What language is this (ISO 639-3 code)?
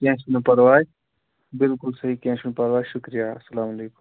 kas